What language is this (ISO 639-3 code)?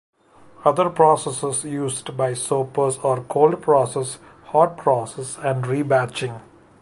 eng